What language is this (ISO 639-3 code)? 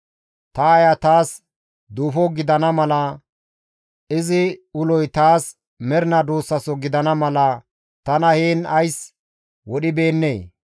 gmv